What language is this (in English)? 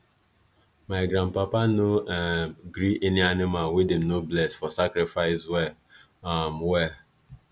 Nigerian Pidgin